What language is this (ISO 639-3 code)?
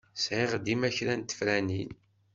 kab